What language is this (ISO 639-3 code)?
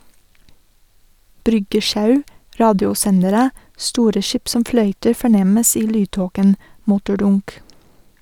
nor